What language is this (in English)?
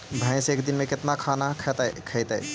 Magahi